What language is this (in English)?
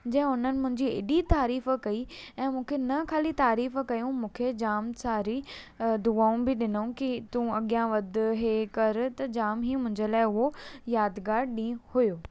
Sindhi